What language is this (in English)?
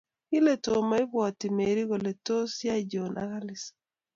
Kalenjin